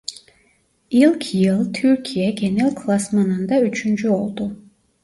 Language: Turkish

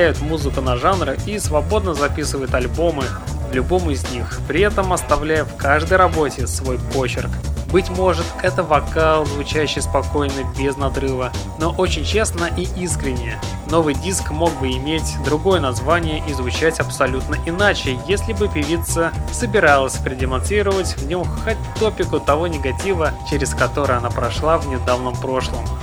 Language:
Russian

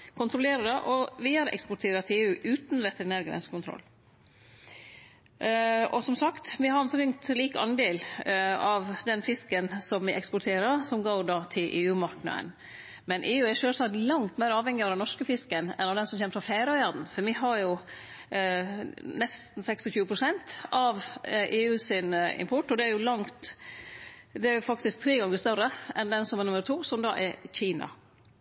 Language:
Norwegian Nynorsk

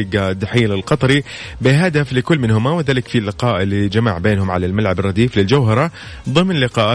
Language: Arabic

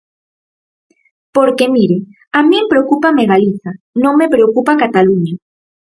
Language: Galician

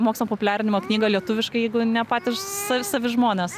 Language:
Lithuanian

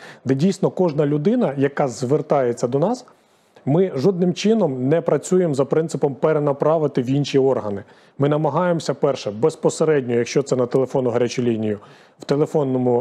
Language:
Ukrainian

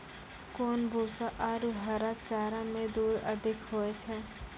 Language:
Maithili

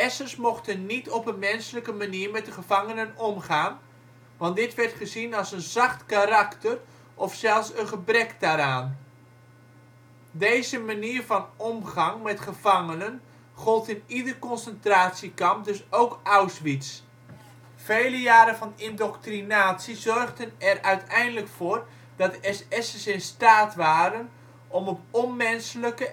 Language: Dutch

